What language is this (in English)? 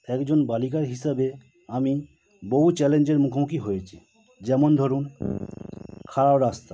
Bangla